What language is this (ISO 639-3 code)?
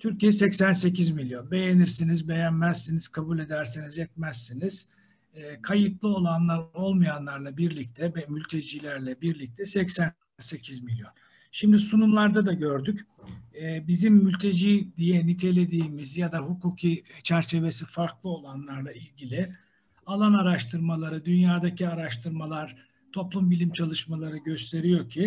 tur